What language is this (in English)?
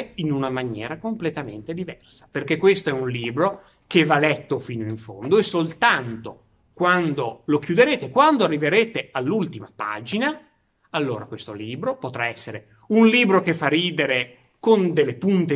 Italian